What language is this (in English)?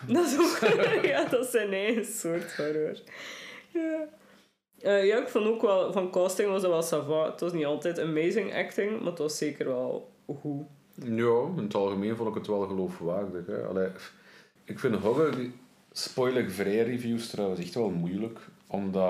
Dutch